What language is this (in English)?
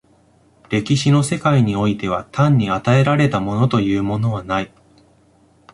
Japanese